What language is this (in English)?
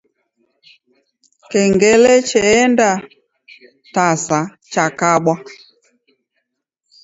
Taita